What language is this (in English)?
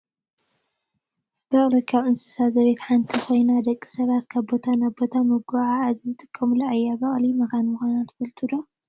Tigrinya